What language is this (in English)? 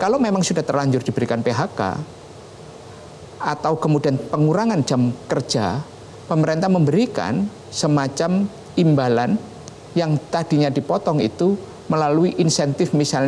Indonesian